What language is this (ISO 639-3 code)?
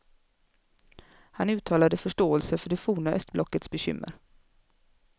swe